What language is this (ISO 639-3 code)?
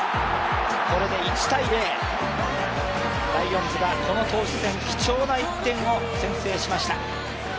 jpn